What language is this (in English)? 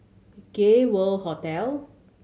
English